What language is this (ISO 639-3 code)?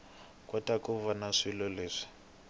tso